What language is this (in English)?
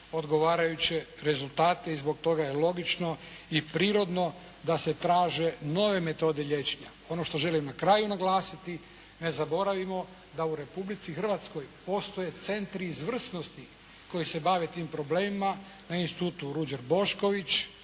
Croatian